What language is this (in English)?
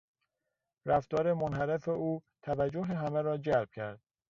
Persian